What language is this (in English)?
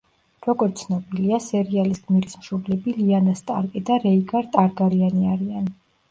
Georgian